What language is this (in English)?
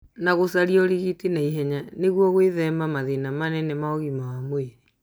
Kikuyu